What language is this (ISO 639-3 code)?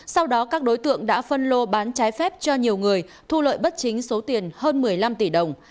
vie